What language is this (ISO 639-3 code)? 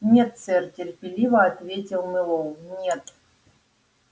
rus